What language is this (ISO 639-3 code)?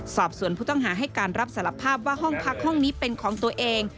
tha